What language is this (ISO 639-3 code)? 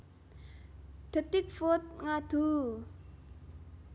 jav